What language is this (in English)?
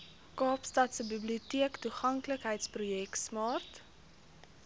Afrikaans